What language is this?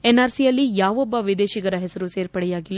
Kannada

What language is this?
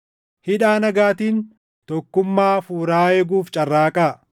Oromo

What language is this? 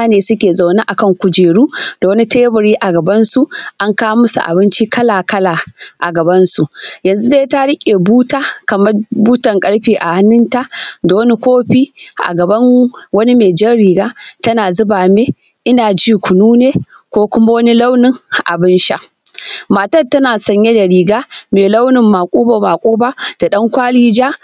Hausa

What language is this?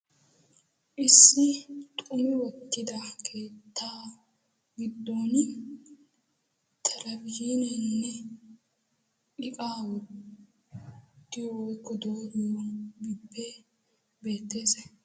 Wolaytta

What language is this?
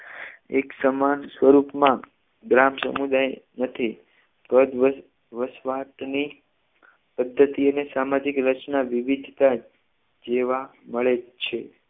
Gujarati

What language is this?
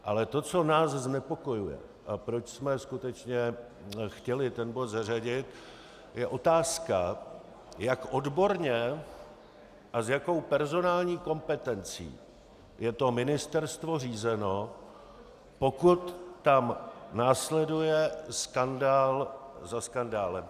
Czech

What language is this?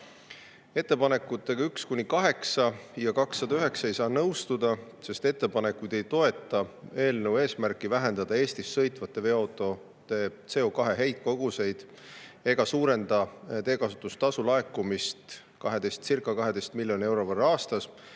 Estonian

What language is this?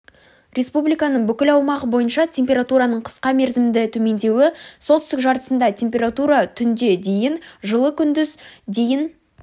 Kazakh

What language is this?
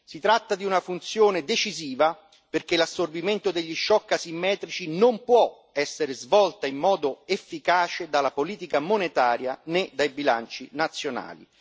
Italian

